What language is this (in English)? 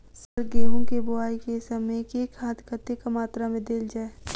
Maithili